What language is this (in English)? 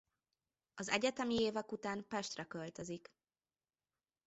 Hungarian